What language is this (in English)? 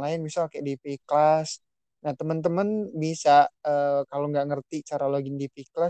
Indonesian